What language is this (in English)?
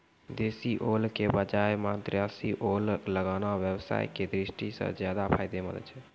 Maithili